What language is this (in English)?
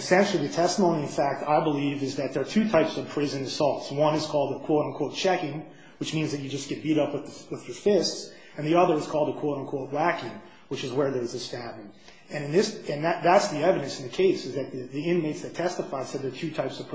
English